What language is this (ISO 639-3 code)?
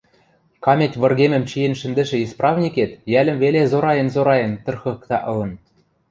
mrj